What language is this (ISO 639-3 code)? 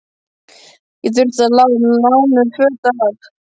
isl